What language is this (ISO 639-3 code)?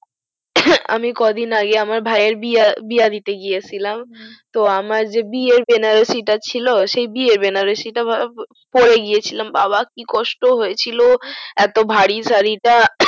ben